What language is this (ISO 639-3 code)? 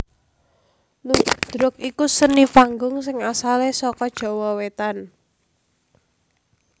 jav